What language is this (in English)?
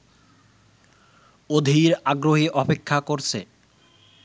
Bangla